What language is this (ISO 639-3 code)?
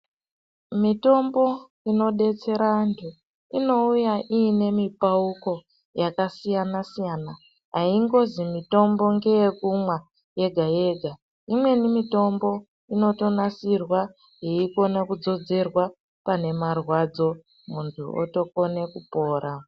ndc